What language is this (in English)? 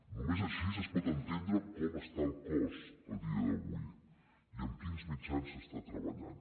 Catalan